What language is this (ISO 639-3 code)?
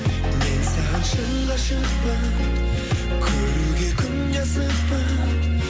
kaz